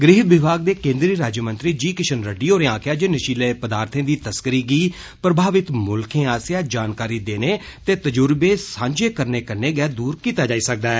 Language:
Dogri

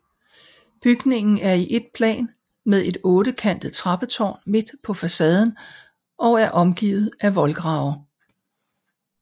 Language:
Danish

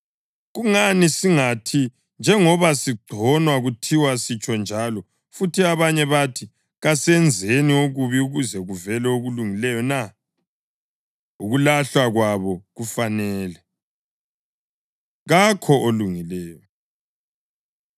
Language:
North Ndebele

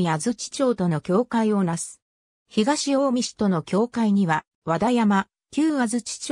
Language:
Japanese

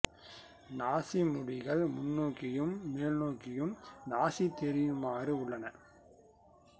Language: Tamil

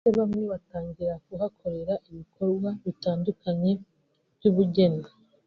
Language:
Kinyarwanda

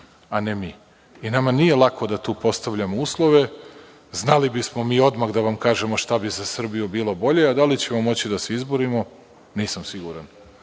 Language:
Serbian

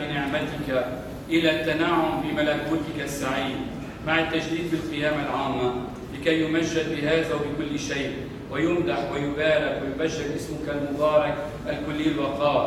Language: Arabic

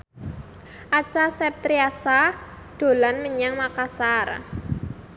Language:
Javanese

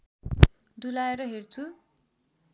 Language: Nepali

